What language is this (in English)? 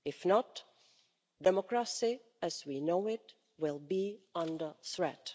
English